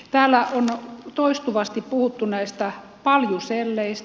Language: Finnish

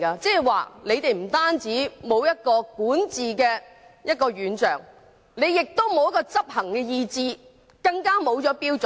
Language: Cantonese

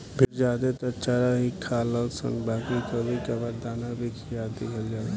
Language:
Bhojpuri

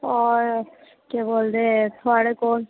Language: Dogri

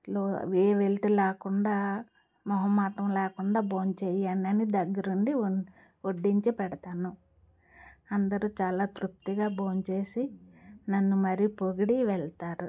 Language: Telugu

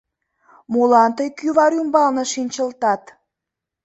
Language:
Mari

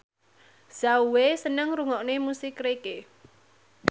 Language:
Javanese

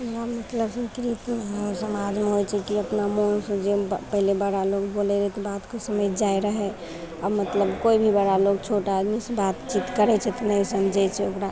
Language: Maithili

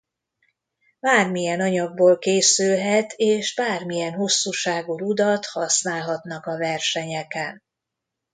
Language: Hungarian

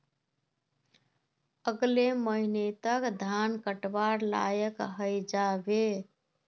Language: Magahi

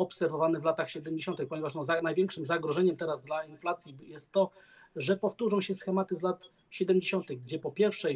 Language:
Polish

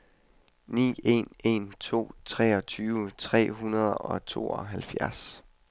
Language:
Danish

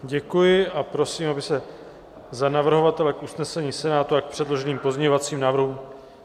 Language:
Czech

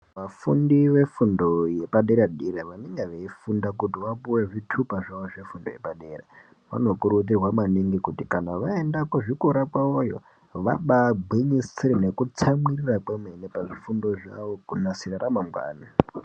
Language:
Ndau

